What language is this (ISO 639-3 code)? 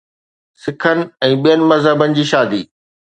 snd